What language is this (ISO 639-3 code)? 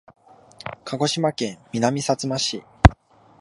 jpn